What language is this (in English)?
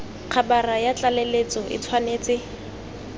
Tswana